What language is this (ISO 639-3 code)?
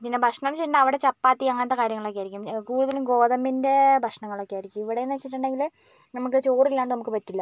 mal